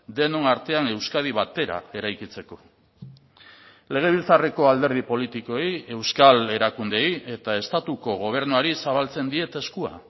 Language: Basque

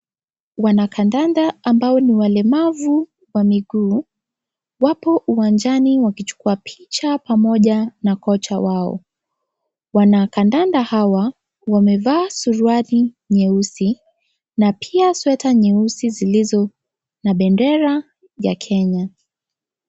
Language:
Swahili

